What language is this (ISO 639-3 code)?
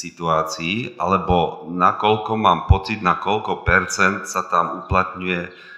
slk